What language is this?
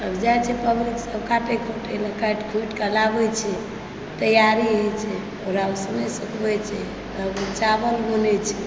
Maithili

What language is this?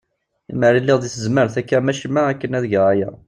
Kabyle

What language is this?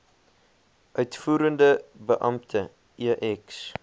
Afrikaans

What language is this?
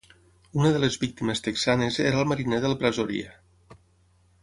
Catalan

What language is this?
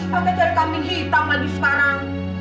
Indonesian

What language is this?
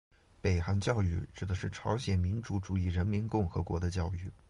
Chinese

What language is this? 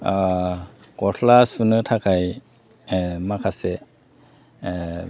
Bodo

